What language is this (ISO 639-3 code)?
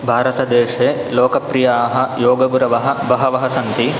san